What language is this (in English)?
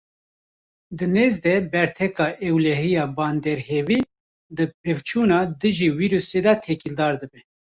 Kurdish